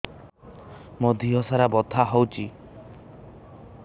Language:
Odia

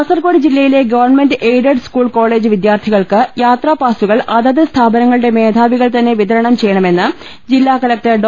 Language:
Malayalam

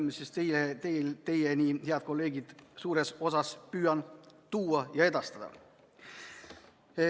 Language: Estonian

